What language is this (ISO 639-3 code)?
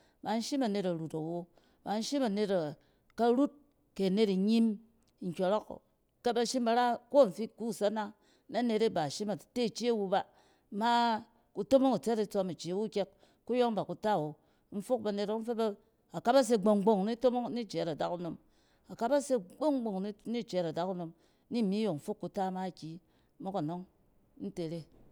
cen